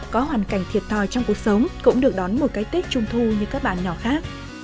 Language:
Vietnamese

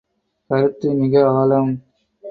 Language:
Tamil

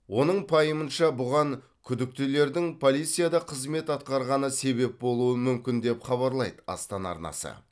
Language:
Kazakh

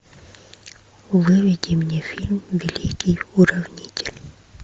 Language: Russian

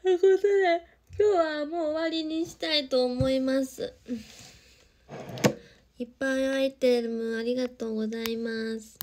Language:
Japanese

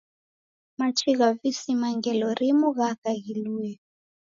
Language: Taita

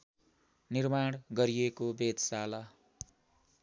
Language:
Nepali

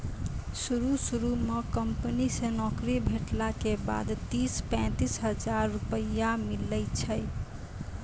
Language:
Maithili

